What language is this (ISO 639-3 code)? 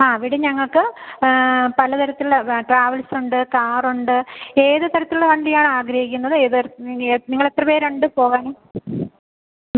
mal